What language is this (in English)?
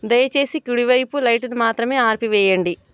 Telugu